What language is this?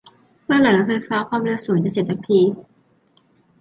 Thai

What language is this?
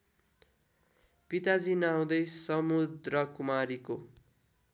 Nepali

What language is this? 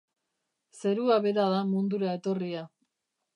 Basque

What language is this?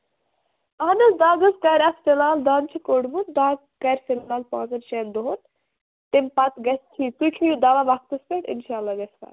Kashmiri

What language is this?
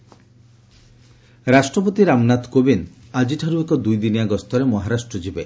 Odia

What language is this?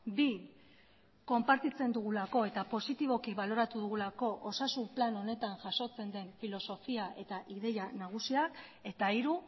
Basque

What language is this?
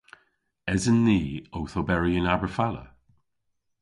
Cornish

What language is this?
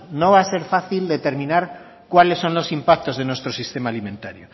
Spanish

